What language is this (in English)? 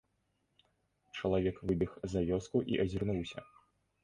Belarusian